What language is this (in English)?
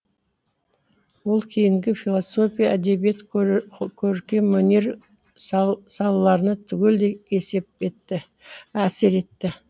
Kazakh